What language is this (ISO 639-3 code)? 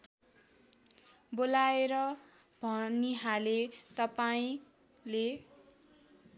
nep